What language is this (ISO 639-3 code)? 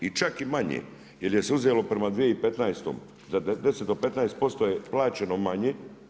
hrv